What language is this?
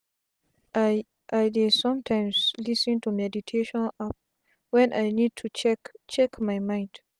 Nigerian Pidgin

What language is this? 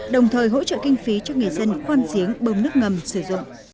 Vietnamese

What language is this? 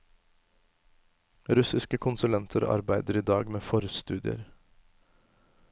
Norwegian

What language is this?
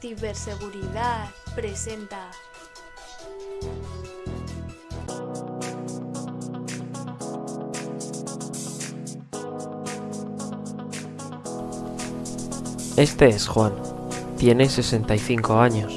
Spanish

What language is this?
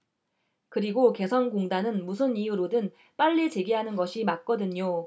Korean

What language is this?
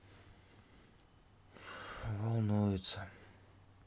Russian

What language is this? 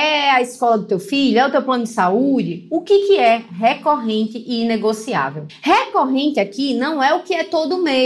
Portuguese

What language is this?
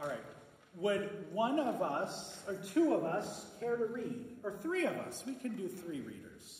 English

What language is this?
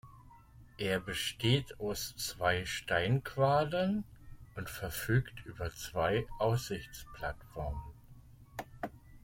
German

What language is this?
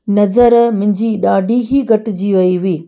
Sindhi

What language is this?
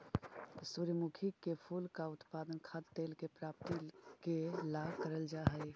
Magahi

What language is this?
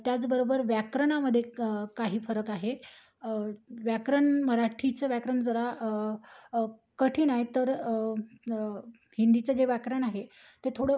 Marathi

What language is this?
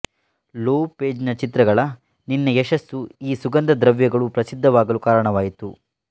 Kannada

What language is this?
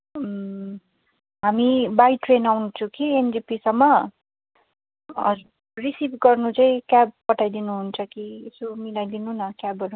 Nepali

